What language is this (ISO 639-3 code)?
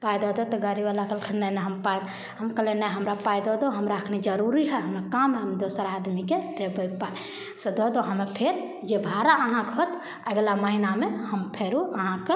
mai